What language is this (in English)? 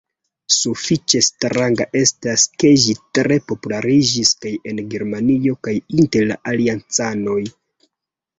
Esperanto